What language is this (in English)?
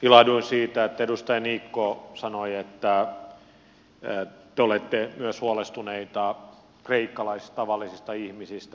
Finnish